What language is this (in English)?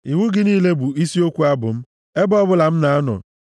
Igbo